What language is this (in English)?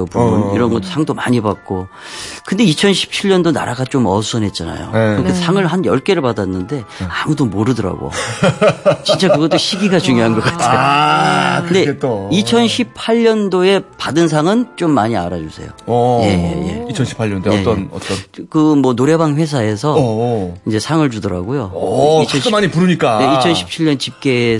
Korean